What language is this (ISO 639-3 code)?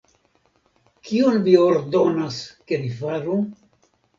epo